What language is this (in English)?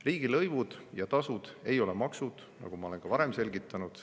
Estonian